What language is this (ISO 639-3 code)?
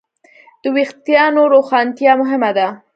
pus